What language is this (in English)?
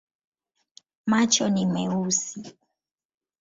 Swahili